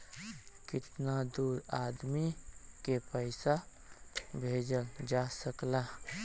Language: Bhojpuri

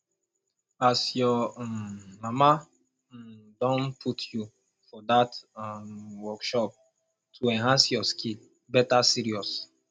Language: Nigerian Pidgin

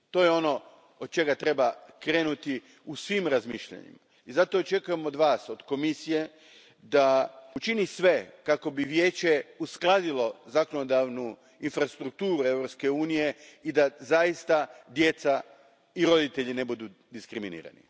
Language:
Croatian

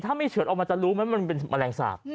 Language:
Thai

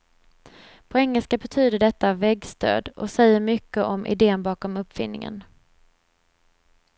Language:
Swedish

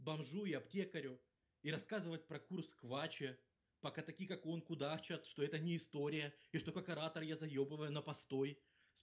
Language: Russian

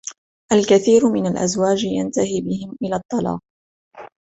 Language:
Arabic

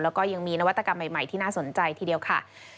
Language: Thai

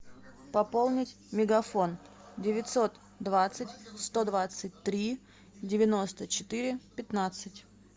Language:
Russian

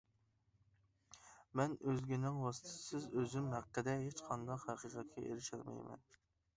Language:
Uyghur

